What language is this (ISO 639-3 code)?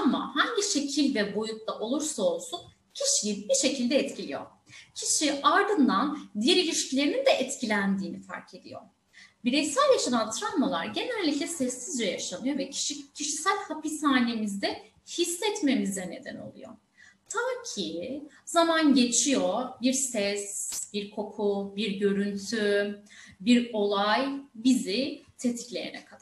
tur